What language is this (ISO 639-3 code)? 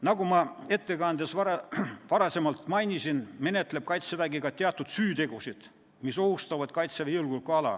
est